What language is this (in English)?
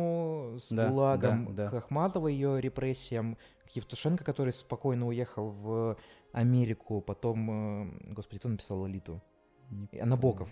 Russian